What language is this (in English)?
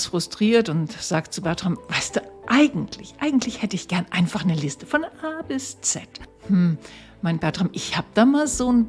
German